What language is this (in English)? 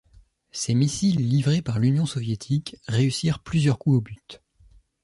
French